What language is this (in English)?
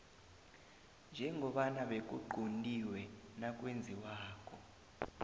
South Ndebele